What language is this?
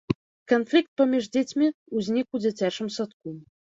Belarusian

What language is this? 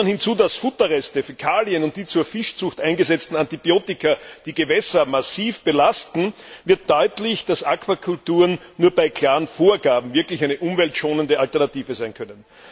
German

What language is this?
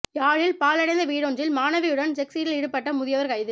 Tamil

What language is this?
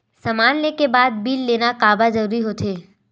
Chhattisgarhi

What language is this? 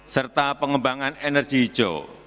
Indonesian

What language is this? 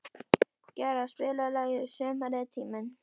Icelandic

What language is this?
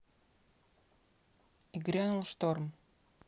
Russian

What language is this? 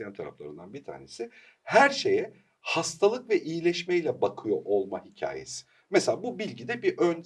Turkish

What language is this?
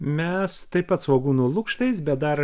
Lithuanian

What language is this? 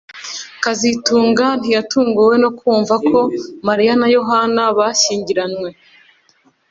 Kinyarwanda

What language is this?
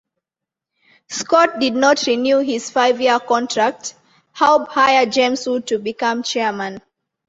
English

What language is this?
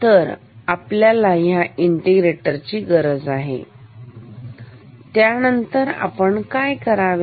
Marathi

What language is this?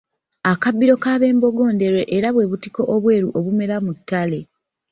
Ganda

